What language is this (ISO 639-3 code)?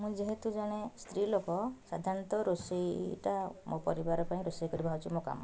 ori